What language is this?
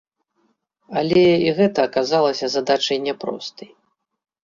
Belarusian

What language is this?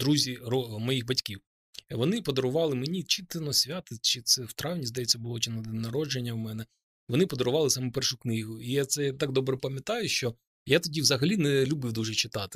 Ukrainian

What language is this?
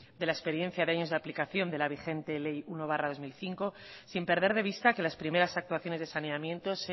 Spanish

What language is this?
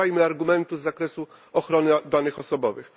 Polish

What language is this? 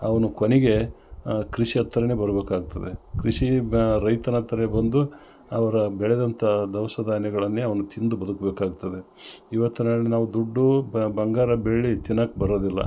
Kannada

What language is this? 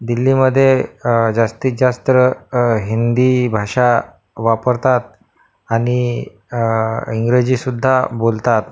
Marathi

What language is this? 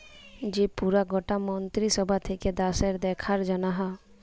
Bangla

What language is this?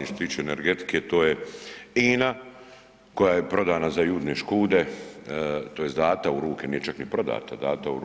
Croatian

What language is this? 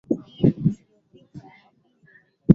Swahili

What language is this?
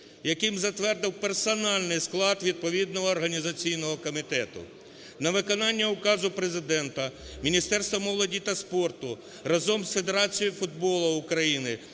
Ukrainian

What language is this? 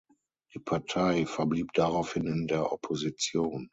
German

